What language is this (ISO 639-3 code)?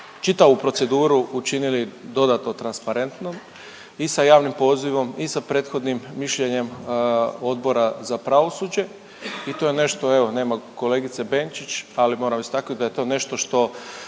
hrv